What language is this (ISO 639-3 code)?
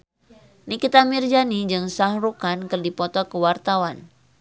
sun